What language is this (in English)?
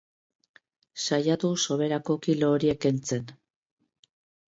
Basque